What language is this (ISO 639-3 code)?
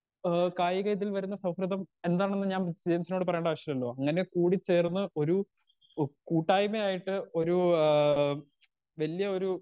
mal